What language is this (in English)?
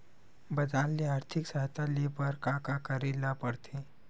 Chhattisgarhi